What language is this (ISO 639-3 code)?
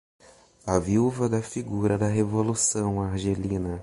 por